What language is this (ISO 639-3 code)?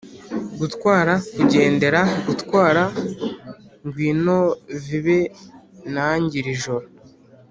kin